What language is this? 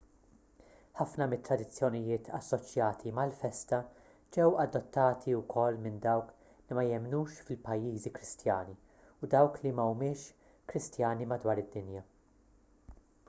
Maltese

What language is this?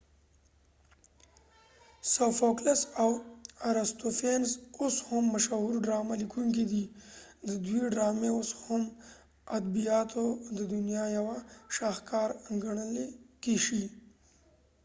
Pashto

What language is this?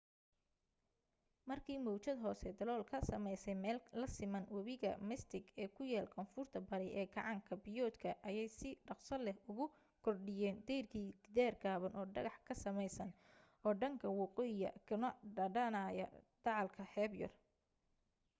Somali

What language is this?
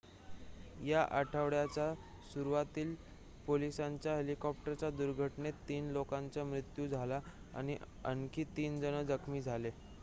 Marathi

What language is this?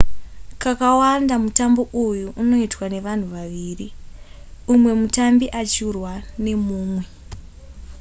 Shona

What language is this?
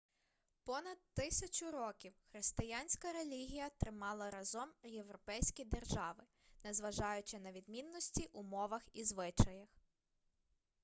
Ukrainian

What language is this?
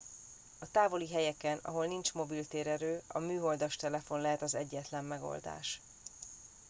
Hungarian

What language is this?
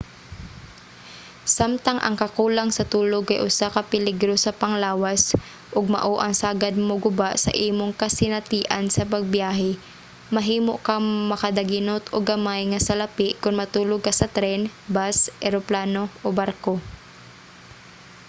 Cebuano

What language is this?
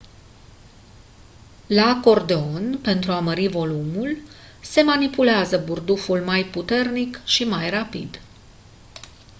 Romanian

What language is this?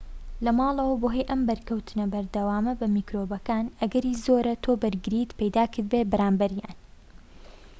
Central Kurdish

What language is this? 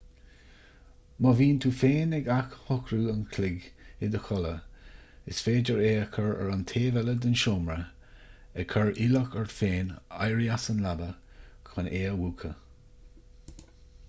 Irish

